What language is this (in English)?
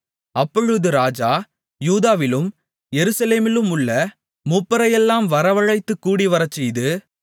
Tamil